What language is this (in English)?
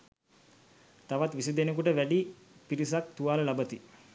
Sinhala